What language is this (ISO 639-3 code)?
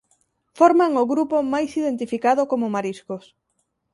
glg